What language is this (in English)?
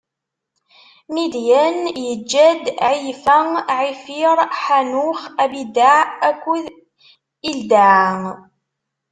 Kabyle